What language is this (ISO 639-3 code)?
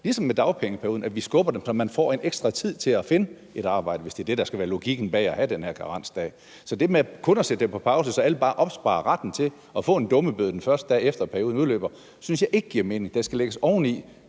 dan